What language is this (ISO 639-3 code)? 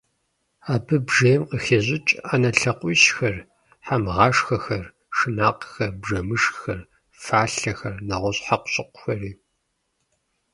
kbd